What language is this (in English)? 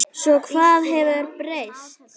Icelandic